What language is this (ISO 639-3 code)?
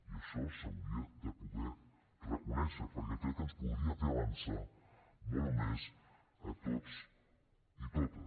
cat